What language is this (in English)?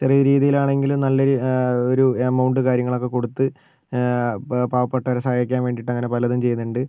Malayalam